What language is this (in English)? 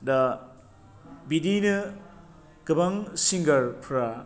Bodo